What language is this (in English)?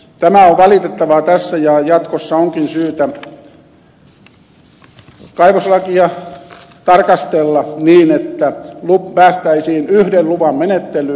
Finnish